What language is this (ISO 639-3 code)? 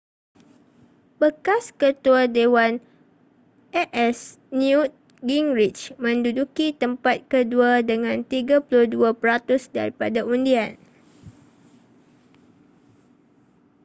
msa